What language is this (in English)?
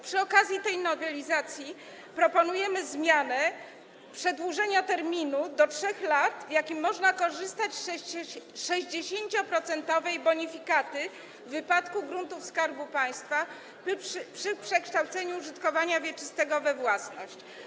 Polish